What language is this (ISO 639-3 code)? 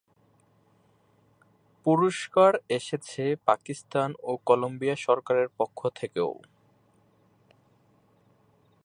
ben